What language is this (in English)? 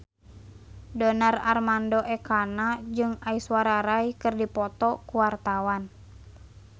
Sundanese